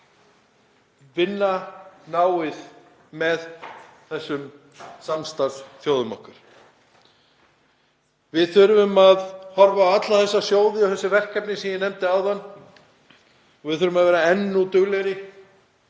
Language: Icelandic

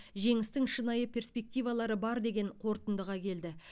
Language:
Kazakh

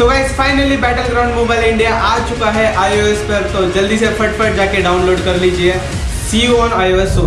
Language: Hindi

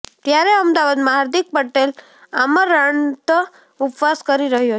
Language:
Gujarati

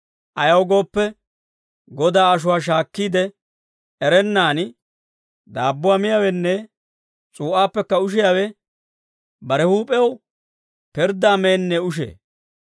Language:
Dawro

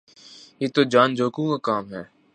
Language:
Urdu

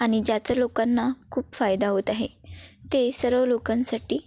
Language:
Marathi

